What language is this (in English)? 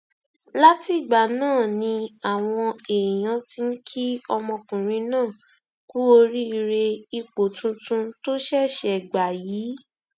Yoruba